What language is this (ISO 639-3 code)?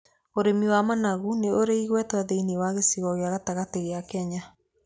kik